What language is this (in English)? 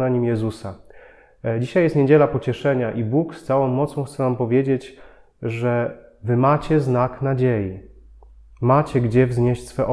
Polish